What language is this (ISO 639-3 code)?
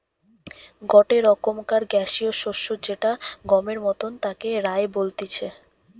ben